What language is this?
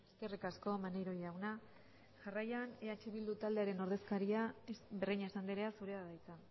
Basque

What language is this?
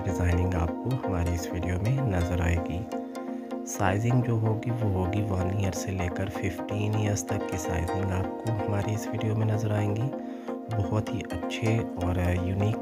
Hindi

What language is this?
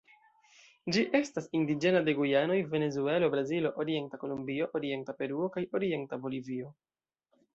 Esperanto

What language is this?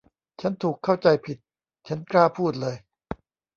Thai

